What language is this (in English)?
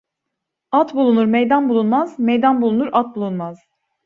Turkish